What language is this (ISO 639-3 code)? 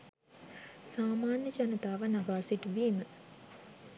sin